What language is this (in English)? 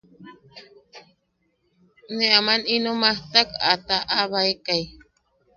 Yaqui